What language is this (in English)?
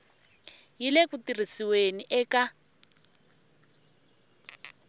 Tsonga